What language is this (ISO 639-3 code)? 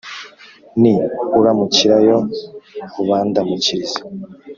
kin